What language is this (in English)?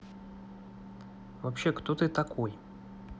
Russian